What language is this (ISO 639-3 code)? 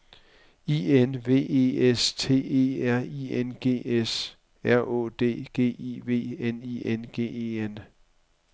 dan